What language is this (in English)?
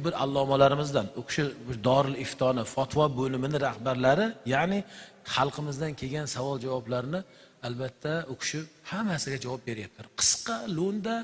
Turkish